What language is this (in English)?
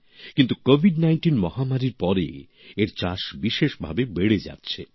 Bangla